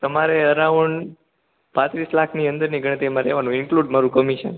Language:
Gujarati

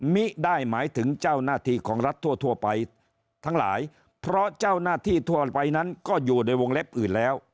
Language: Thai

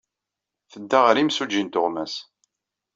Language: Kabyle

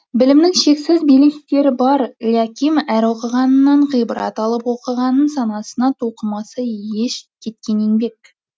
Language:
Kazakh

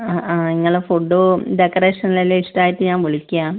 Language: Malayalam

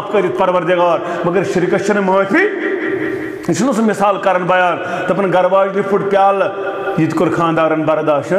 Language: Arabic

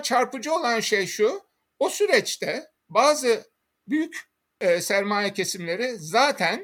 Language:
Turkish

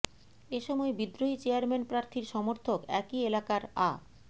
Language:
Bangla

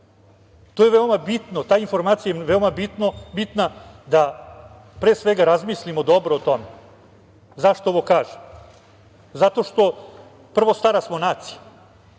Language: Serbian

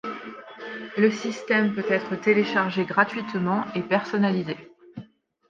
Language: French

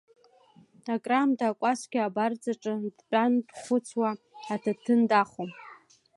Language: Abkhazian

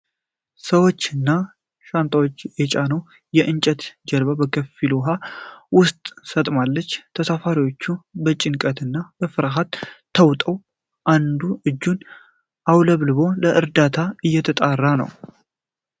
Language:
Amharic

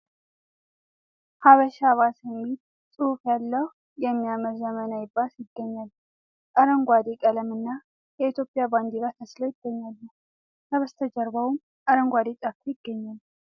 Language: Amharic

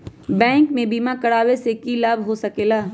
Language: Magahi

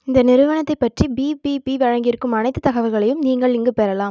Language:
Tamil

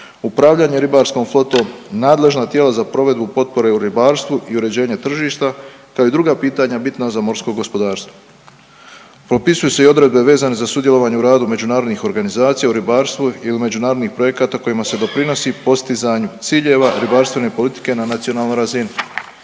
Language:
Croatian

